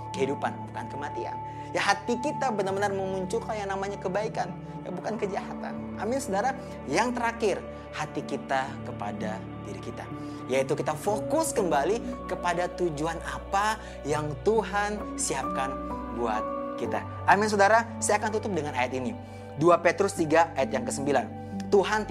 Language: Indonesian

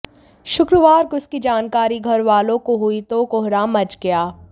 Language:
Hindi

